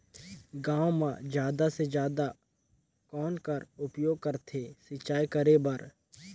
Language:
Chhattisgarhi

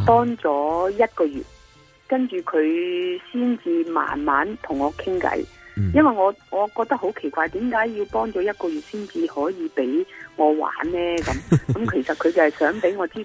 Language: Chinese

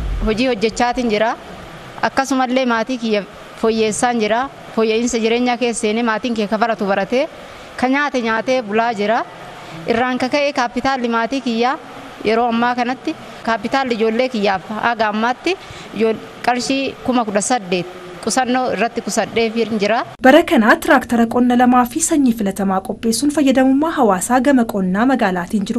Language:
Indonesian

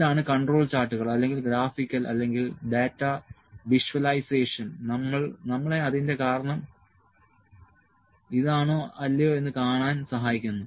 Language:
Malayalam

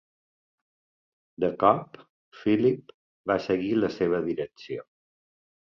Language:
Catalan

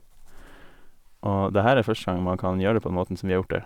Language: Norwegian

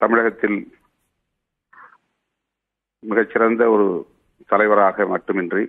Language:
Ukrainian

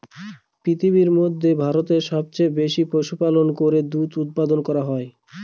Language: Bangla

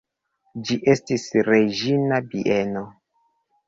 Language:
Esperanto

